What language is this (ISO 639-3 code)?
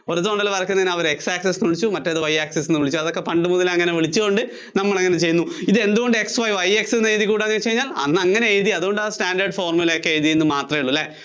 mal